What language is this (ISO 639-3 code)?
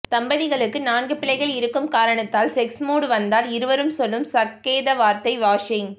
tam